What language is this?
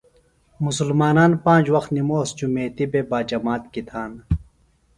Phalura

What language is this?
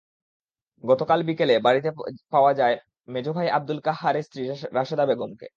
Bangla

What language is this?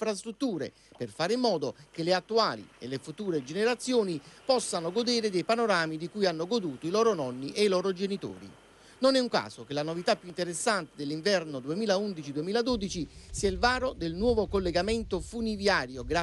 Italian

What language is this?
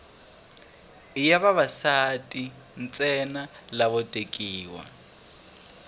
Tsonga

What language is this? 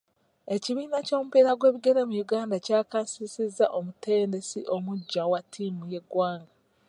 Ganda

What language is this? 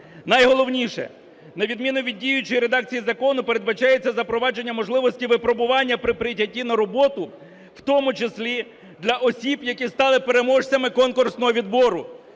Ukrainian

